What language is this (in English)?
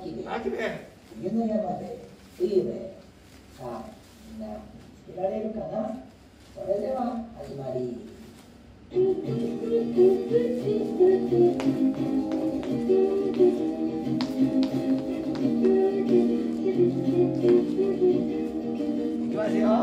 Japanese